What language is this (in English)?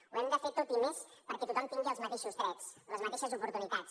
Catalan